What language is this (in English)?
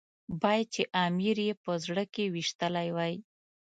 Pashto